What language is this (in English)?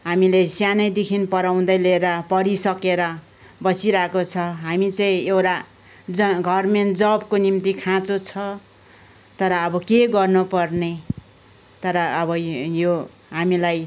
Nepali